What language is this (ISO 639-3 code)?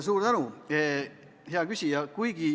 est